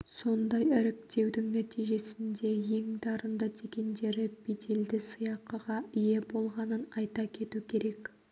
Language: Kazakh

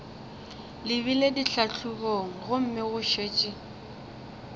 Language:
Northern Sotho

